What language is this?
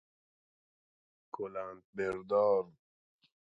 Persian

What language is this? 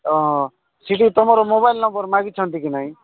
Odia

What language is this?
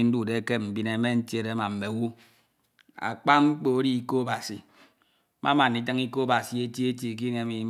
Ito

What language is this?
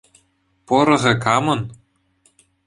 Chuvash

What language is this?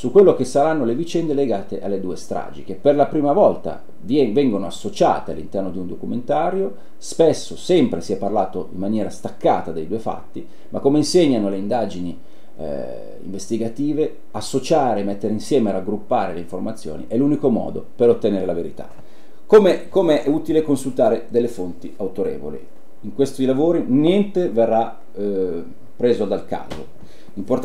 Italian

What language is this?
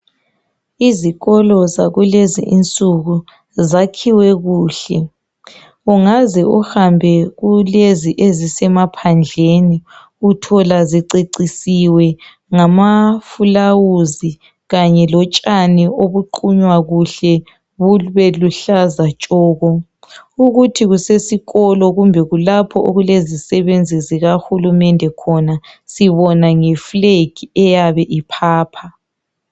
North Ndebele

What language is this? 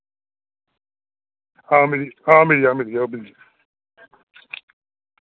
Dogri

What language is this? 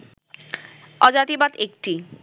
Bangla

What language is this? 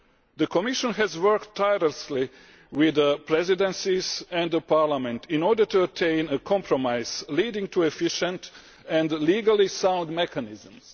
English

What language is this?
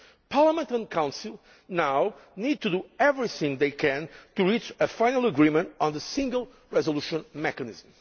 English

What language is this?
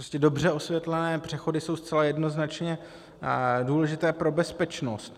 Czech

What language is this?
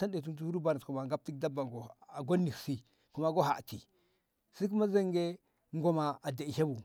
Ngamo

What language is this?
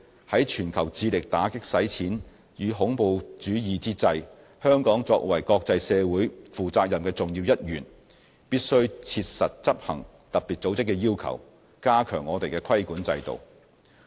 Cantonese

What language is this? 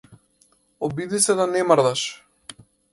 Macedonian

